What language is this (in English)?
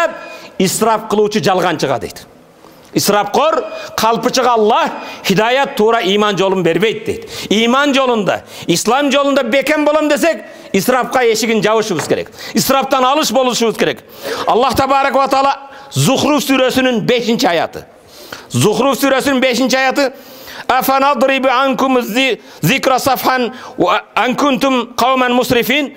Turkish